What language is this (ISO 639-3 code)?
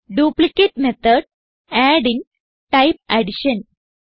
mal